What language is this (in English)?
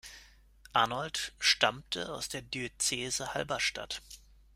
German